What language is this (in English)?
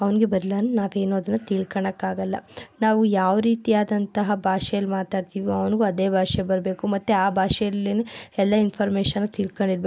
Kannada